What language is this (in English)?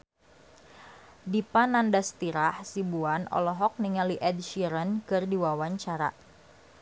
Sundanese